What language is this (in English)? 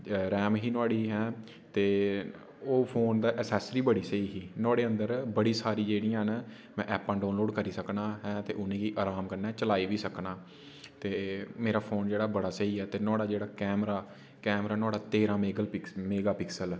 Dogri